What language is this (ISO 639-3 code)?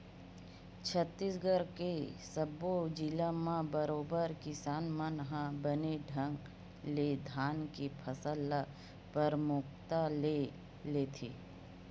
hne